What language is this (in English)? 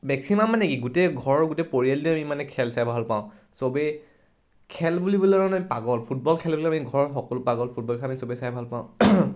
Assamese